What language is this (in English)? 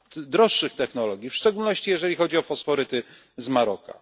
Polish